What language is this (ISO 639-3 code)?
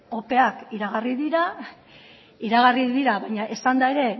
eus